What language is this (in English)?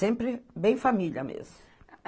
Portuguese